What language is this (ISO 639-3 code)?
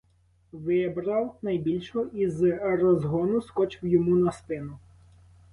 ukr